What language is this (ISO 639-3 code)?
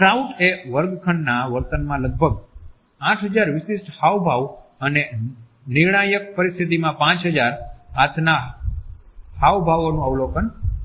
guj